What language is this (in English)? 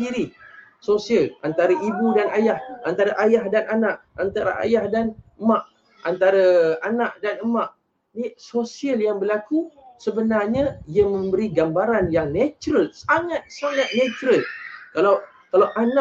Malay